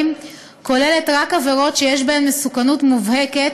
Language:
Hebrew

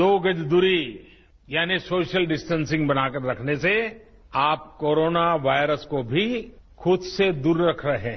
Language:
Hindi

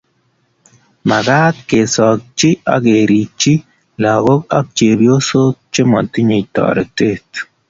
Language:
Kalenjin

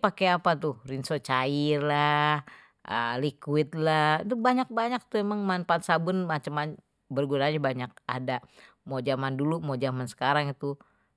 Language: Betawi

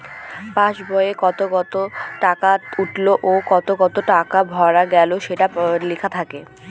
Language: Bangla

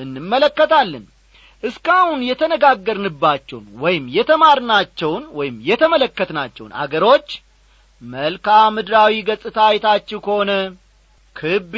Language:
Amharic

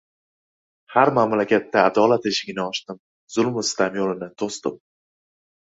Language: Uzbek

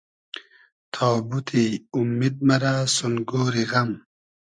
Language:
Hazaragi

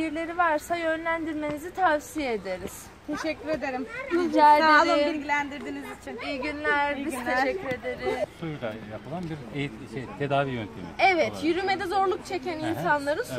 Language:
Turkish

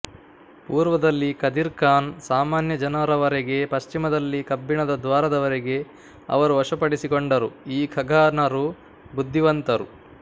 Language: Kannada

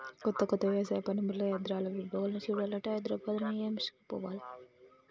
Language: Telugu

